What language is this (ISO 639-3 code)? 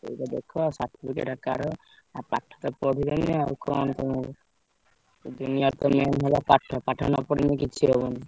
ori